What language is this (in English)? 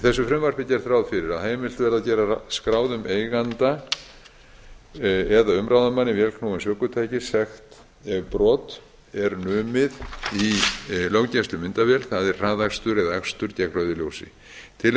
Icelandic